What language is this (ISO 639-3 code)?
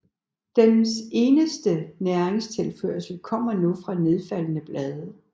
dan